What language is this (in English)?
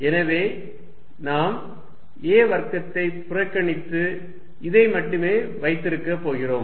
Tamil